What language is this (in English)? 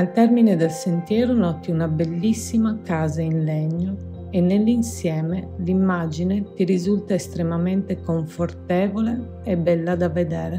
Italian